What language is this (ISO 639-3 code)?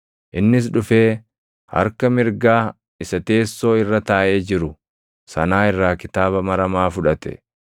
orm